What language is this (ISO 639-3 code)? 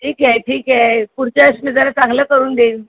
mar